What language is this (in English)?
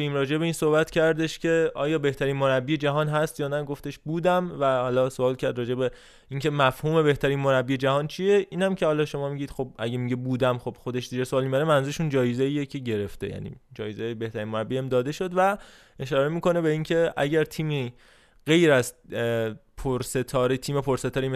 Persian